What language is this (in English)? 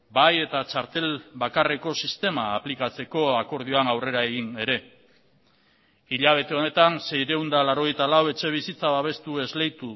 Basque